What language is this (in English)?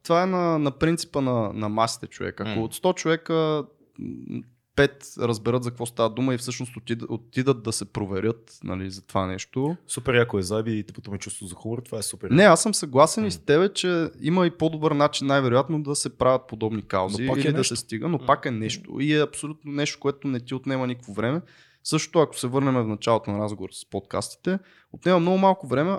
Bulgarian